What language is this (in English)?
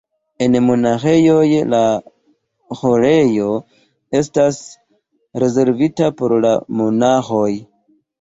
Esperanto